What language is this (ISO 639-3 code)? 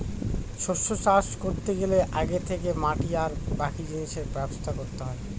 ben